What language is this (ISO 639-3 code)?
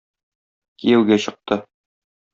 tat